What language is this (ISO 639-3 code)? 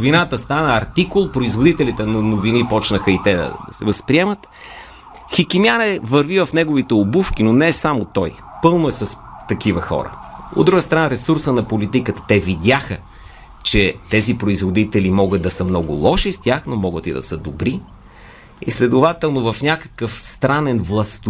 bul